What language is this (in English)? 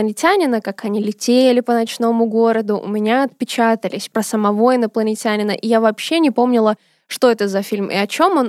Russian